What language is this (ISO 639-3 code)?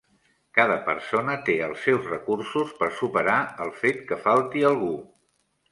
cat